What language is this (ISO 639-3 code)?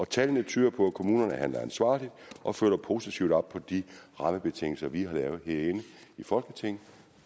dan